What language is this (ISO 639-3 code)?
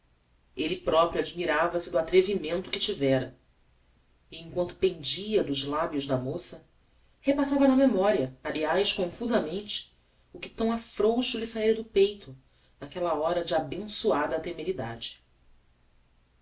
por